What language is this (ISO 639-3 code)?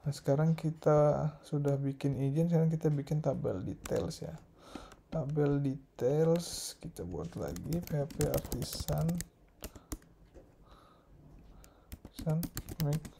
ind